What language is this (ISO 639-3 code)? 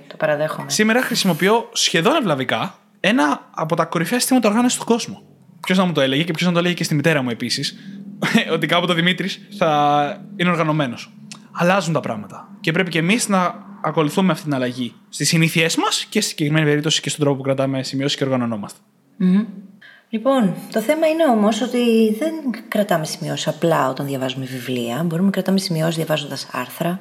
ell